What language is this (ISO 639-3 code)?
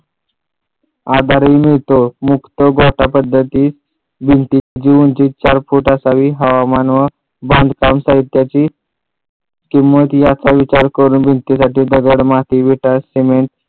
mar